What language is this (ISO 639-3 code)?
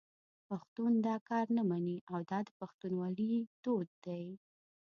pus